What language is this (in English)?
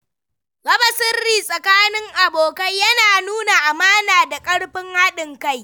Hausa